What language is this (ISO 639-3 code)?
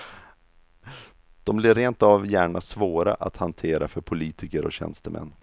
swe